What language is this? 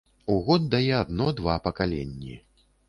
Belarusian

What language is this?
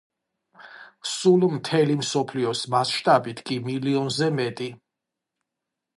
Georgian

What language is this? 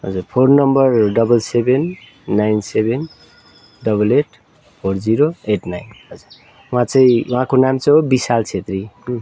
Nepali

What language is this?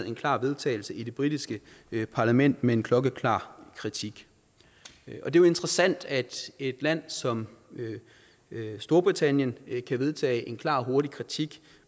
Danish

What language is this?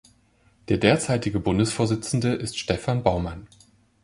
German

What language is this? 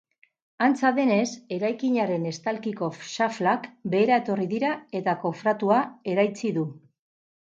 Basque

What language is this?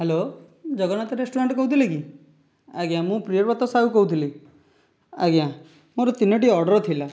Odia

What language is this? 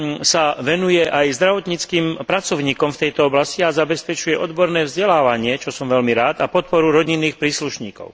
Slovak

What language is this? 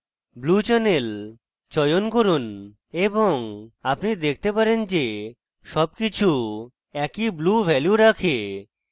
Bangla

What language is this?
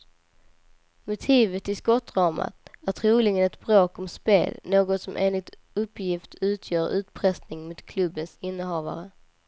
Swedish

